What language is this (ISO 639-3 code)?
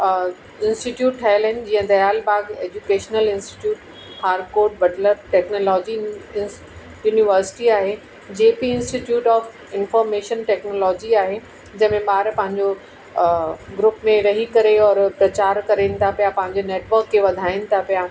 snd